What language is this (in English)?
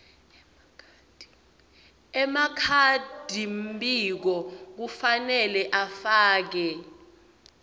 Swati